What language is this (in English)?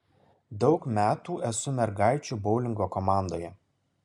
Lithuanian